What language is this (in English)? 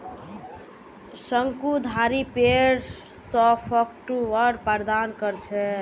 Magahi